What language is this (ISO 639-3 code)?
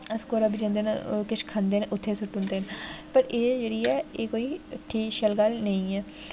doi